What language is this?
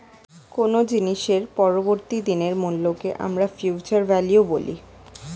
Bangla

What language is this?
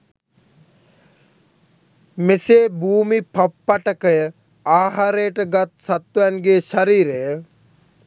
Sinhala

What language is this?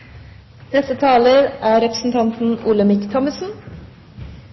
Norwegian Bokmål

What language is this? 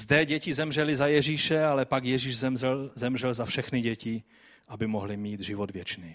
Czech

